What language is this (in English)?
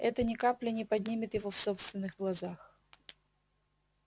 Russian